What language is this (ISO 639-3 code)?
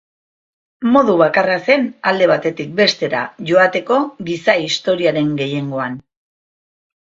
eus